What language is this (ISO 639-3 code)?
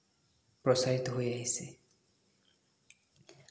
asm